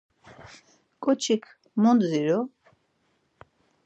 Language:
Laz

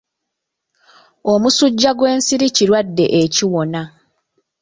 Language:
Ganda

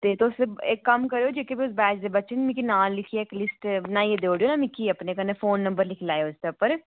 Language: Dogri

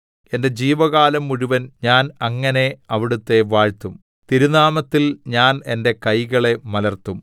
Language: Malayalam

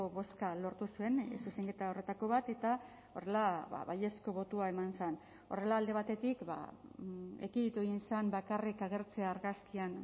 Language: Basque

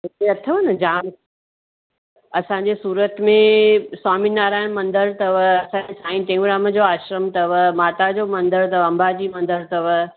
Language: Sindhi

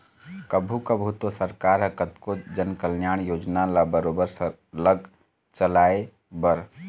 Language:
Chhattisgarhi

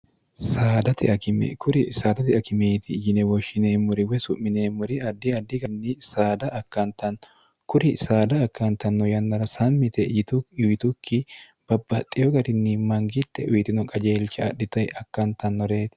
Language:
Sidamo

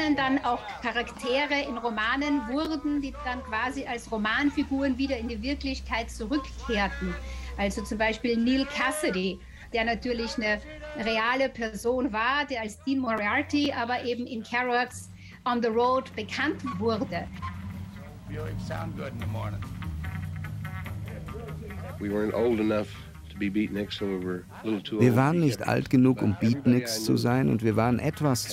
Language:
German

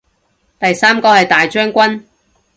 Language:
Cantonese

